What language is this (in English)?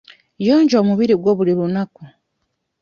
Ganda